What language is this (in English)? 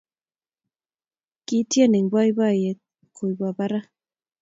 Kalenjin